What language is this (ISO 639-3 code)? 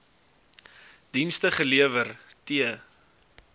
afr